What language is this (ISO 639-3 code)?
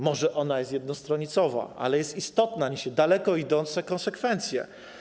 pol